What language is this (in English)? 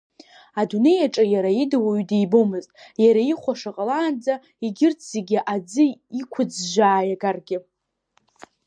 Abkhazian